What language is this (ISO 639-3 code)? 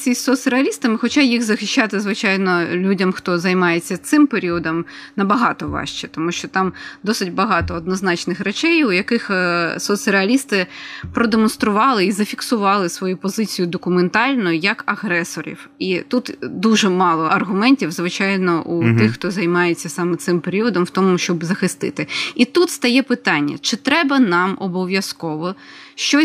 ukr